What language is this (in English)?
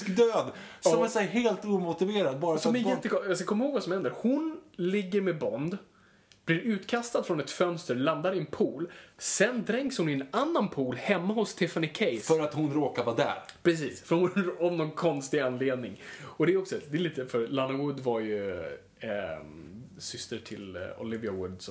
Swedish